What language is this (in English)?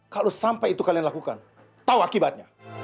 Indonesian